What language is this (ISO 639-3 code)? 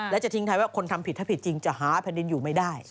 tha